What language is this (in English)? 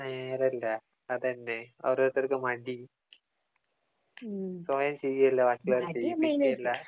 Malayalam